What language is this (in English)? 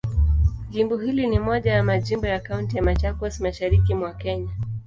Swahili